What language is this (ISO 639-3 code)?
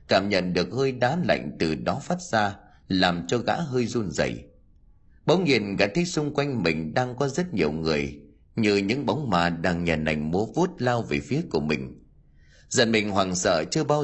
vie